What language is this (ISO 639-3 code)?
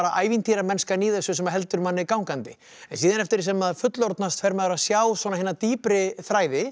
isl